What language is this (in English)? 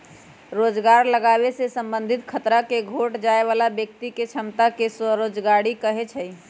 Magahi